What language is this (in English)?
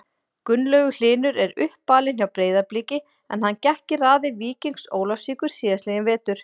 Icelandic